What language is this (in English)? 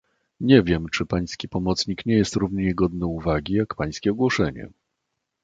Polish